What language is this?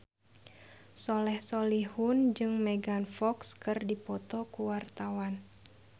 Sundanese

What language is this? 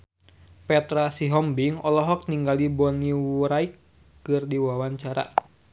Sundanese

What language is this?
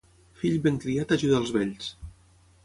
Catalan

